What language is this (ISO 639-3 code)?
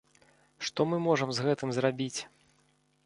bel